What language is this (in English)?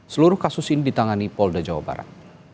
Indonesian